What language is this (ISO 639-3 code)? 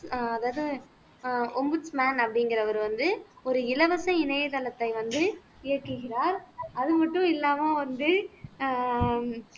tam